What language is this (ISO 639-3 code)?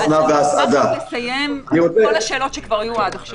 heb